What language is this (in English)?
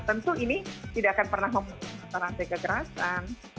Indonesian